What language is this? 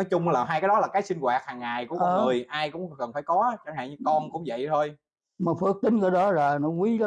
Vietnamese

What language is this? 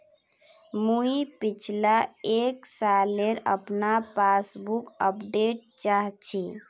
Magahi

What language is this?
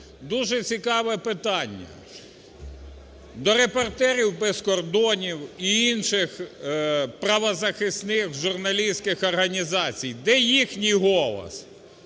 Ukrainian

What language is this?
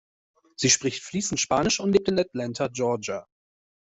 German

